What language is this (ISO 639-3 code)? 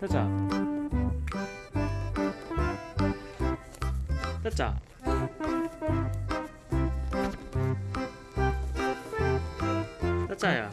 kor